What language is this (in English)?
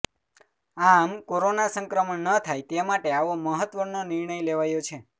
Gujarati